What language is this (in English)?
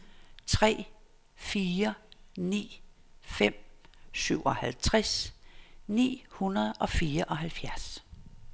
Danish